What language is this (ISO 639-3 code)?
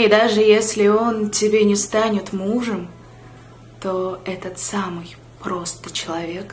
rus